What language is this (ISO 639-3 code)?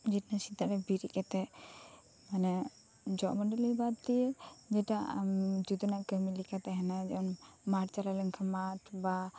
sat